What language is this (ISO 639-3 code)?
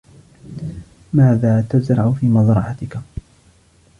ara